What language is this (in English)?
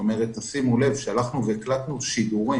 Hebrew